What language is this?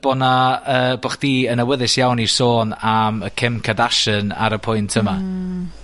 Welsh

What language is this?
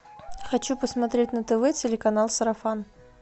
Russian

